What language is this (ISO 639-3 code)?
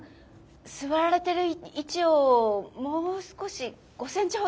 jpn